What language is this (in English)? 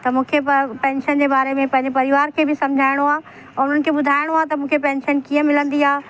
Sindhi